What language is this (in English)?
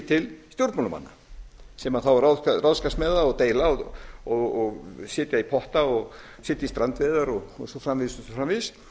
Icelandic